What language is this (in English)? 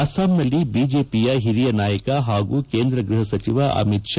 Kannada